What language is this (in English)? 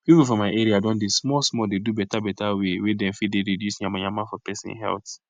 Nigerian Pidgin